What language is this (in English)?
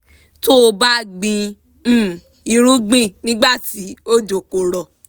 Yoruba